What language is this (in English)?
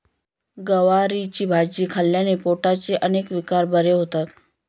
Marathi